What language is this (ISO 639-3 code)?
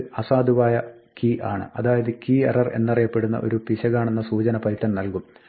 mal